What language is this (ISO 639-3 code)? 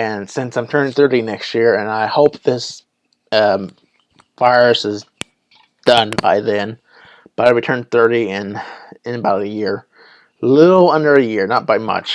eng